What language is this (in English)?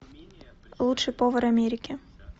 Russian